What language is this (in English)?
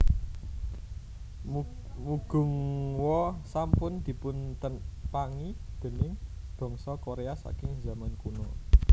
Javanese